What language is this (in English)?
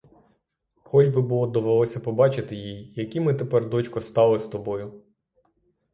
Ukrainian